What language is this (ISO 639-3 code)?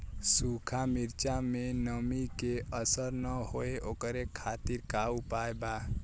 bho